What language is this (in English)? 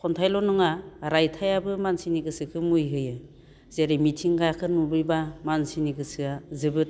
Bodo